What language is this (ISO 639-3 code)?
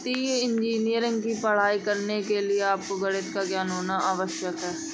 hin